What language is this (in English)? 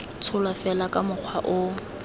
Tswana